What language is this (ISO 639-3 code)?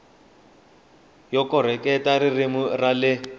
tso